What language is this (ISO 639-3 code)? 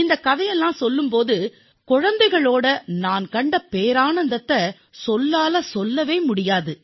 tam